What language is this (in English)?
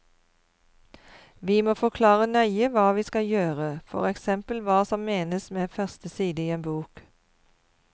Norwegian